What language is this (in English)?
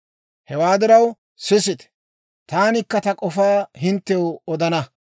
Dawro